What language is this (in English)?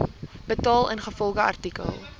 Afrikaans